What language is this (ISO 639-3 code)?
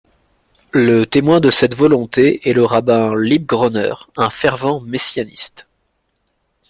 fra